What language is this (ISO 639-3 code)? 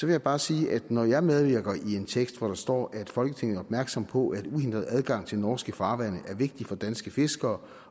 dan